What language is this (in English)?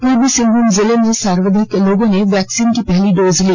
Hindi